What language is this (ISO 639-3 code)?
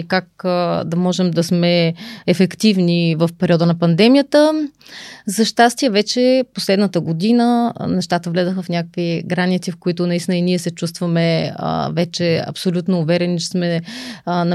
bul